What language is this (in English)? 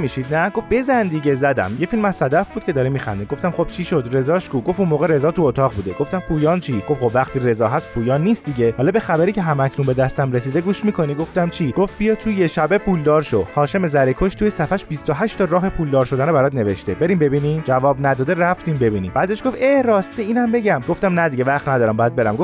Persian